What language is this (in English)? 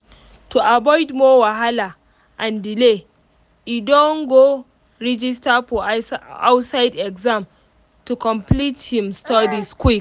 Nigerian Pidgin